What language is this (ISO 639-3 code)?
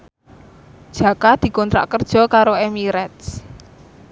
jav